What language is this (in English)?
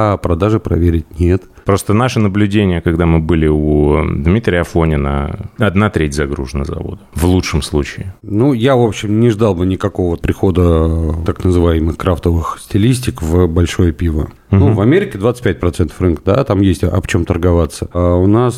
Russian